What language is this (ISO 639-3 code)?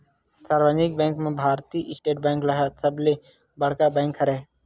hne